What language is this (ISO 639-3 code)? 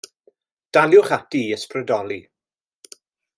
cym